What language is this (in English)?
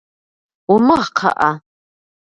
Kabardian